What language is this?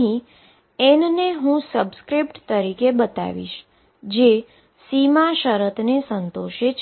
Gujarati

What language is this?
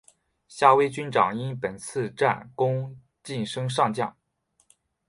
Chinese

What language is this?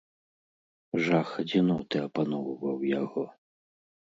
Belarusian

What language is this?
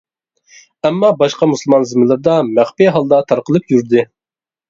Uyghur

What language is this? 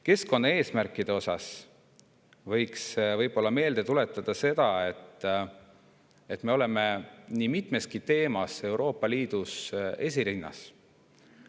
Estonian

